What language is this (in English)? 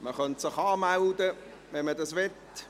Swiss German